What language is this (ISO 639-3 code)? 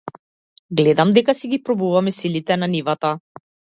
mkd